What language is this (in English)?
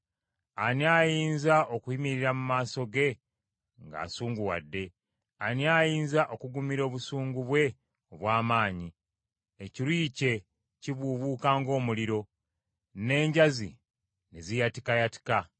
Ganda